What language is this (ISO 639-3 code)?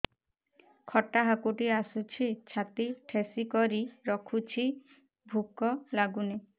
ori